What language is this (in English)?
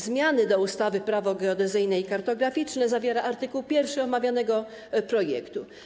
Polish